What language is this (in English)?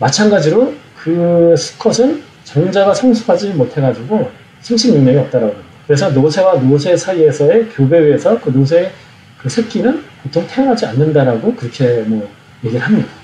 Korean